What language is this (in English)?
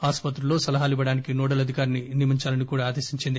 Telugu